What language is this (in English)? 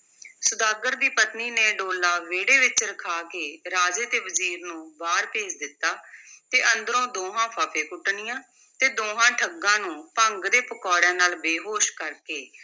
Punjabi